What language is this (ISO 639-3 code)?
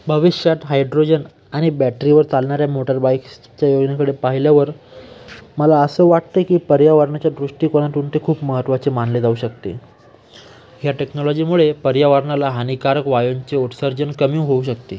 mar